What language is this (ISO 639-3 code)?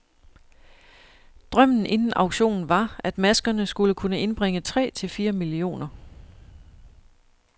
dan